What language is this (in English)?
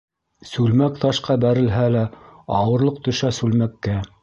Bashkir